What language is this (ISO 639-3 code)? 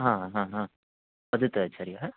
san